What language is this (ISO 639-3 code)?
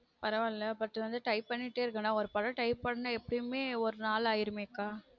tam